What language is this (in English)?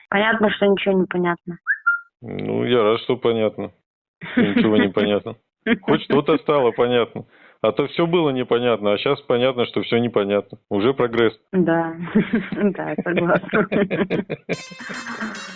Russian